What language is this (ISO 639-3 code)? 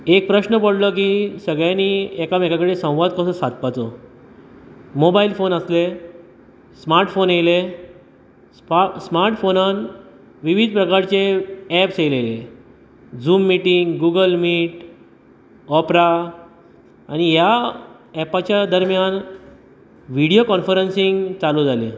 kok